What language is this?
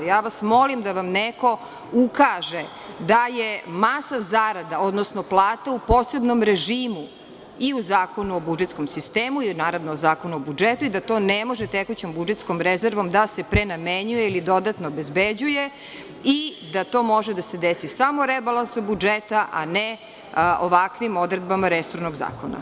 Serbian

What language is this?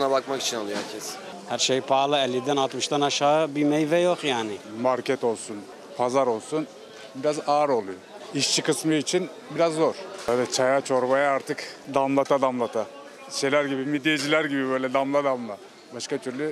Turkish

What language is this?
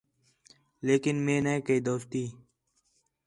Khetrani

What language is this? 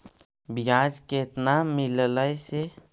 Magahi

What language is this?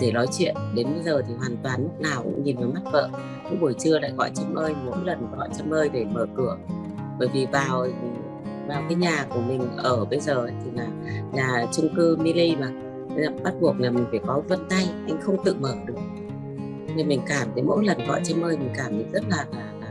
Vietnamese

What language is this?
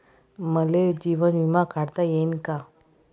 Marathi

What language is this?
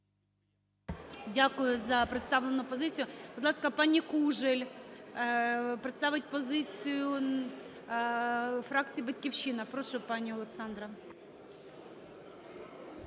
Ukrainian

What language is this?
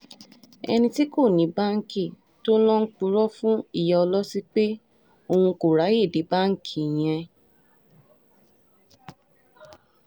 Yoruba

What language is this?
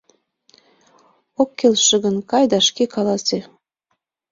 Mari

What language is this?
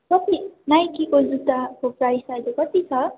Nepali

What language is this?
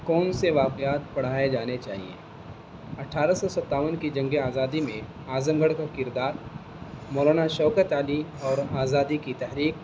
Urdu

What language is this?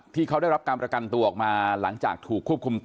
Thai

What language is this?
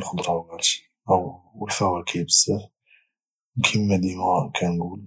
Moroccan Arabic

